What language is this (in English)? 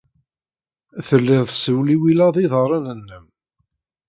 Kabyle